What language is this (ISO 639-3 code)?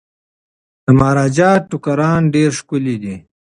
pus